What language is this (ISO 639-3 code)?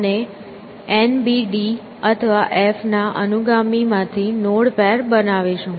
guj